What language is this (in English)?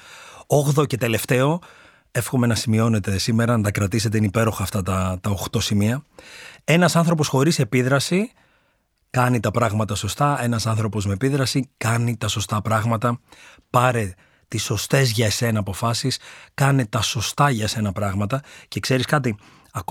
Greek